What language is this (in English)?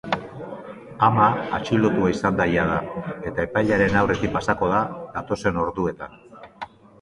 Basque